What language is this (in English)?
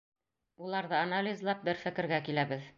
Bashkir